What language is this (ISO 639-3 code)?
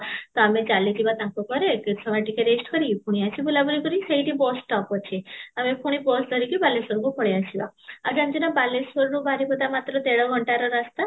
ori